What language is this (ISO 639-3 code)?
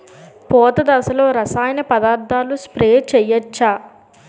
tel